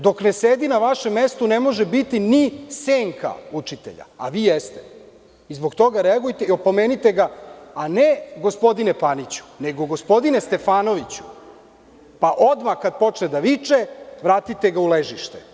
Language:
Serbian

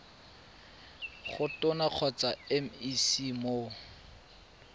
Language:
Tswana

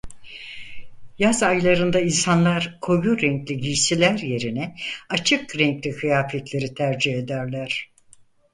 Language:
Turkish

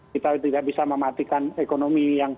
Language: Indonesian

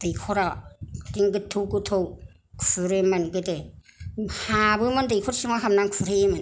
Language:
Bodo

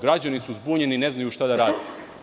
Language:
Serbian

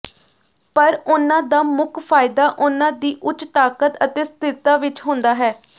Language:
Punjabi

